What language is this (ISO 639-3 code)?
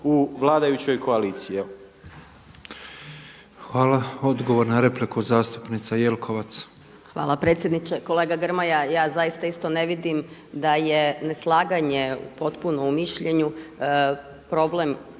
hrv